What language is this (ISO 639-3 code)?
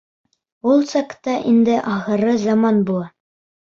bak